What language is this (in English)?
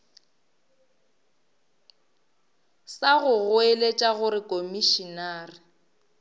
Northern Sotho